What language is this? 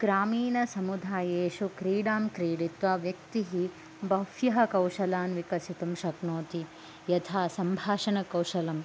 Sanskrit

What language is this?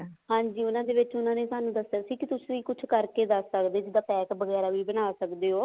Punjabi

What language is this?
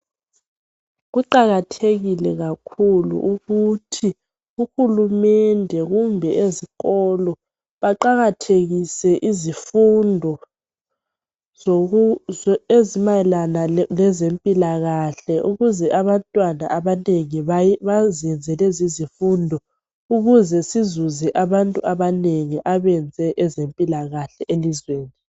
North Ndebele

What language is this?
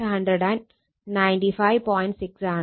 Malayalam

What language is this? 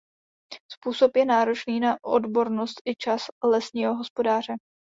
Czech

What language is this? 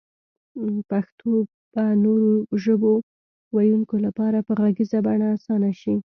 Pashto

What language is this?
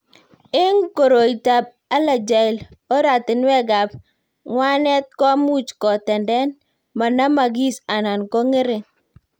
Kalenjin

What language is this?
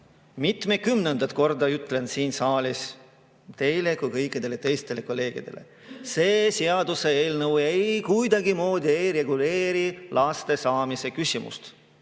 Estonian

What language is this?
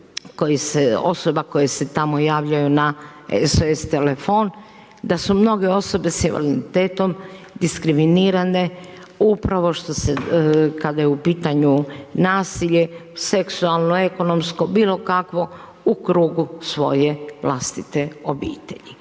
Croatian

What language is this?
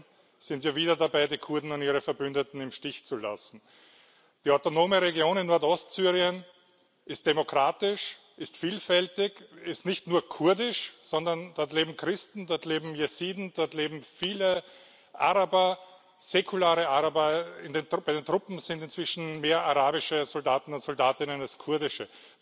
German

